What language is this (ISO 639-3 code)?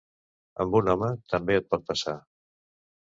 cat